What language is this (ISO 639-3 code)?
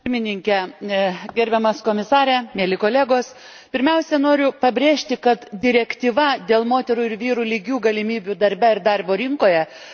lit